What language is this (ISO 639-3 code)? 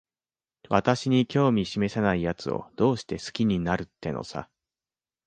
jpn